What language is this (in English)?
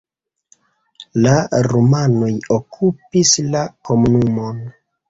Esperanto